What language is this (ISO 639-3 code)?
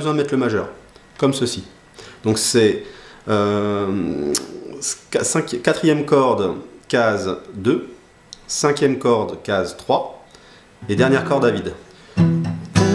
fra